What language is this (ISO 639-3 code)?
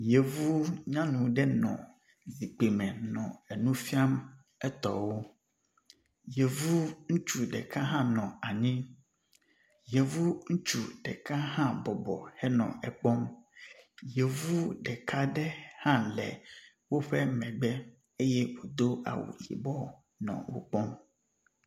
ewe